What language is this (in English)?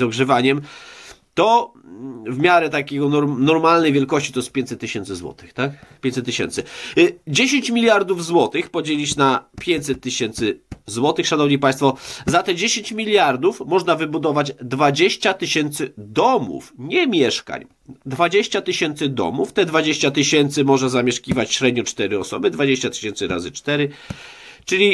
Polish